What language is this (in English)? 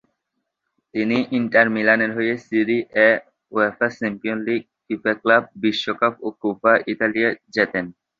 Bangla